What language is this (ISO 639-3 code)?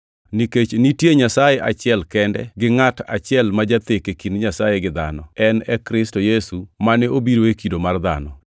luo